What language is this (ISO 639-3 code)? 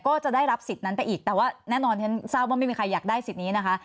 tha